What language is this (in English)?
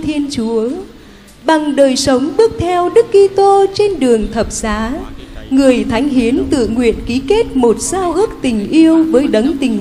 Vietnamese